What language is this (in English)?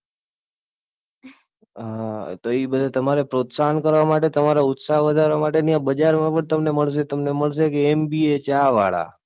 Gujarati